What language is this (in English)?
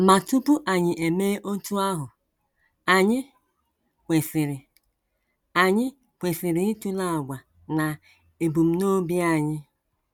Igbo